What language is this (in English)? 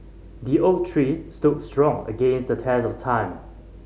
English